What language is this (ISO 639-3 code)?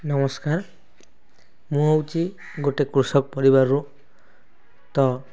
ori